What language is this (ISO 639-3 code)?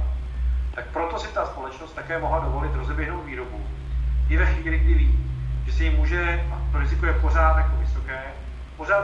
ces